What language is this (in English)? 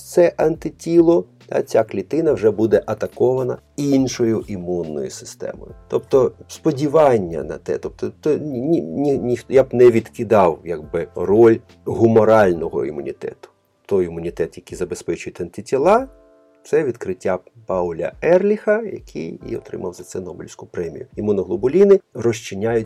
Ukrainian